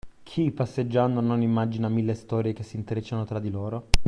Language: Italian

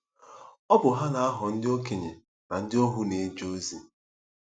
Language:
Igbo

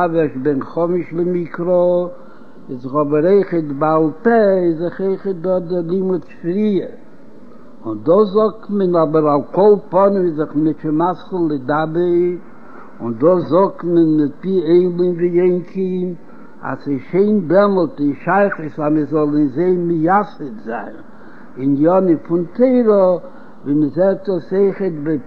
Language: Hebrew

